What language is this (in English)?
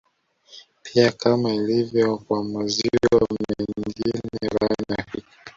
Swahili